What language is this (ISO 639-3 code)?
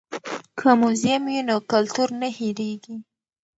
pus